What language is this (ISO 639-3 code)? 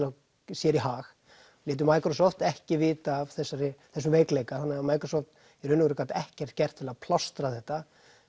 isl